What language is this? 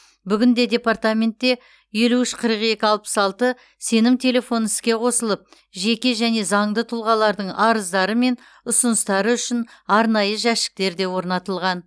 Kazakh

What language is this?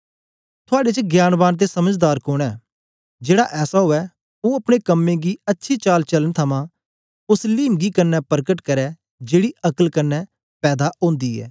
Dogri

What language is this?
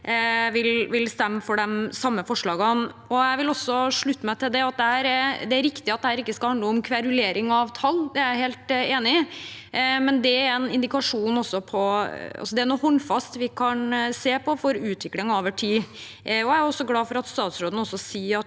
Norwegian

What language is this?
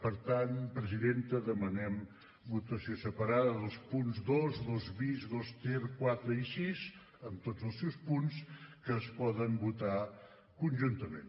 Catalan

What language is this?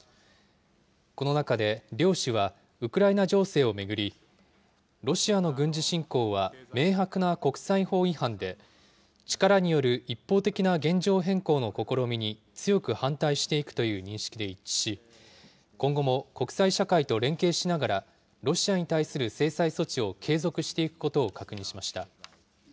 Japanese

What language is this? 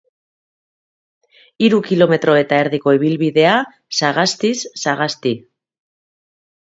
Basque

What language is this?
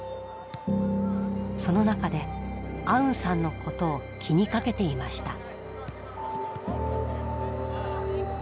Japanese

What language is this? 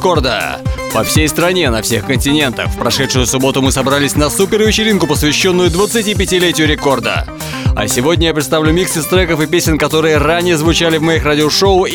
Russian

